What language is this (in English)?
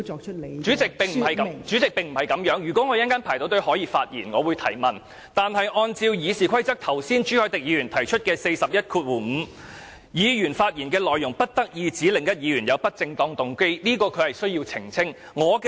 Cantonese